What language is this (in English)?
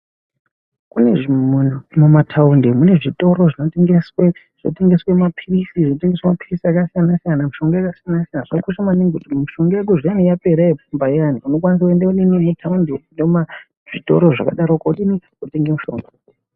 Ndau